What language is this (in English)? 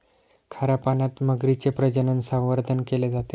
Marathi